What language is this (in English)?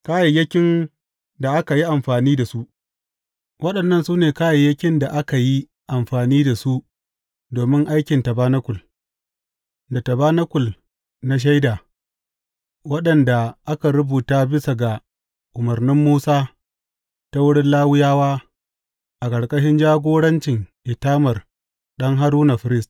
Hausa